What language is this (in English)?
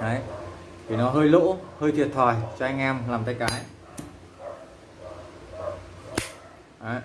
Vietnamese